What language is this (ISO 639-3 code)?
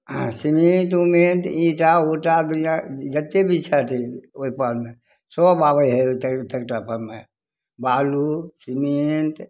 mai